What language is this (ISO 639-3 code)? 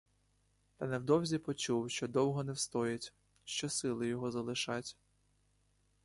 ukr